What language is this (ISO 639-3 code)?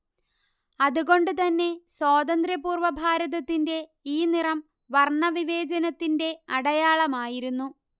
mal